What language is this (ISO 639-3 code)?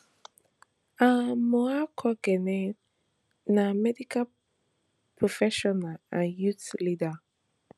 pcm